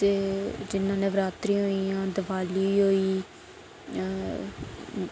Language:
Dogri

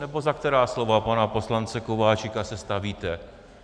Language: Czech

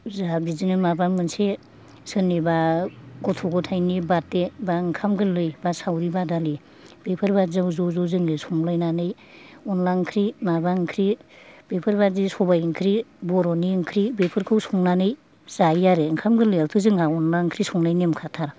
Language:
Bodo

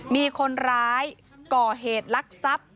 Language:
Thai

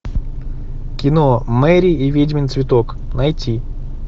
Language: Russian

